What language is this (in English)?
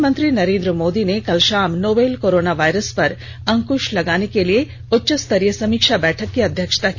Hindi